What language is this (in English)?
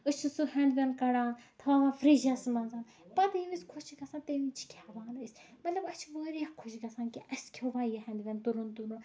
Kashmiri